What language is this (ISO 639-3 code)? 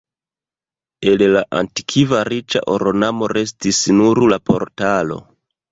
epo